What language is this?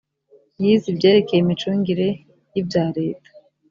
Kinyarwanda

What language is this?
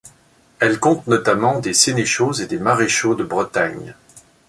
French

